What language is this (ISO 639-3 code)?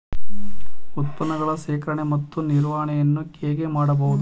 kan